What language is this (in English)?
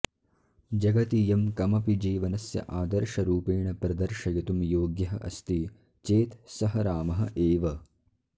Sanskrit